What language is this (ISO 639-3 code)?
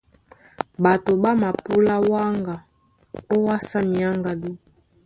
dua